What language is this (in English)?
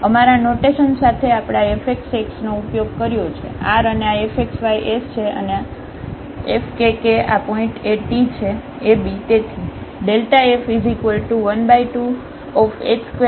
Gujarati